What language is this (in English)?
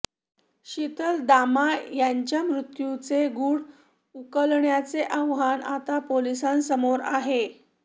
Marathi